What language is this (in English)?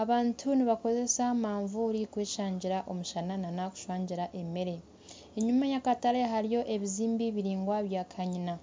Nyankole